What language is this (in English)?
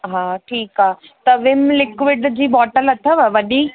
Sindhi